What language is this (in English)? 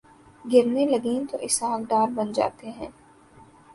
Urdu